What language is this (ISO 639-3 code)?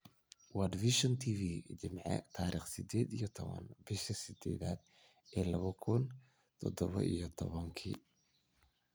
som